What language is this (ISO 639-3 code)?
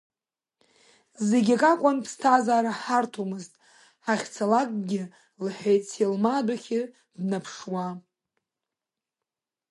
abk